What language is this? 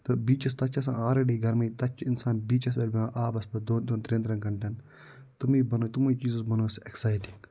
Kashmiri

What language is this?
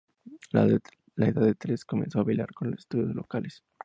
Spanish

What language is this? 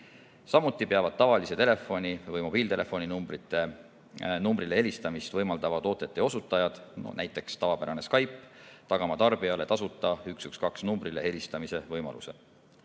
Estonian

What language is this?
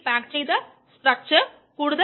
Malayalam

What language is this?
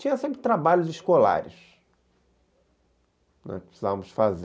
Portuguese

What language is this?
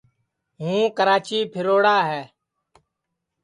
Sansi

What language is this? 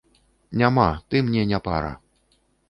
Belarusian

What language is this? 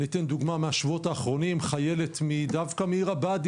Hebrew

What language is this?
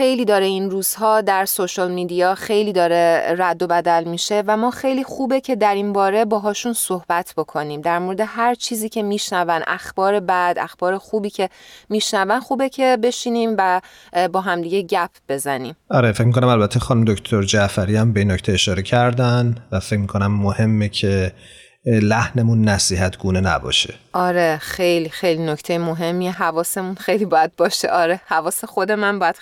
Persian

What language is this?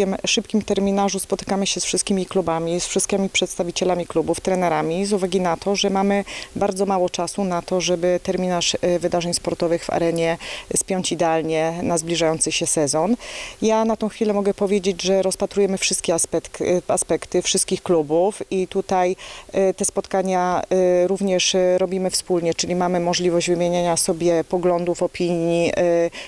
Polish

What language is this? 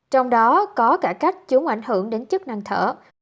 Vietnamese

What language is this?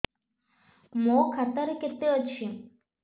Odia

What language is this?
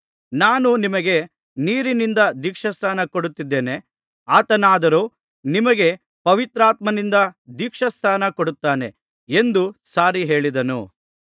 Kannada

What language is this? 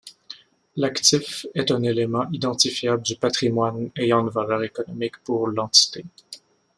French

